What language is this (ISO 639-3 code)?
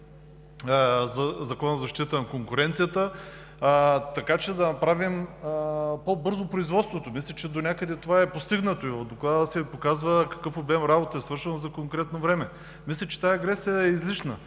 bul